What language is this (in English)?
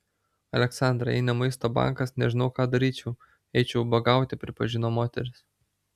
Lithuanian